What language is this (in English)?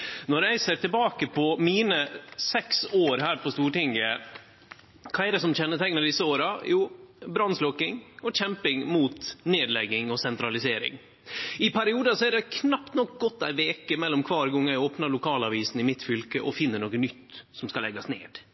Norwegian Nynorsk